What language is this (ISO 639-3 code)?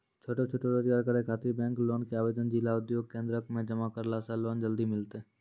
mai